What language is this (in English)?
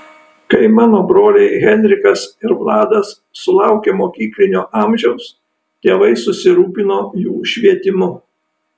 Lithuanian